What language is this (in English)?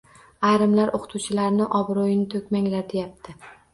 Uzbek